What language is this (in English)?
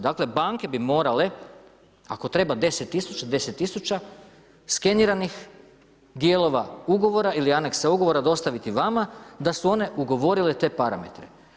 Croatian